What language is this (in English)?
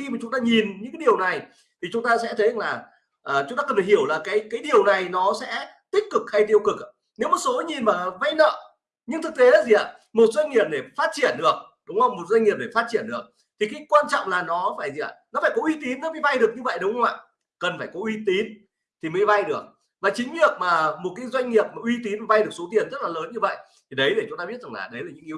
Vietnamese